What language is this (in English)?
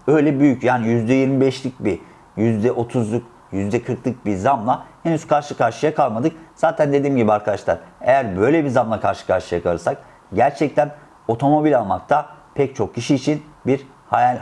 Turkish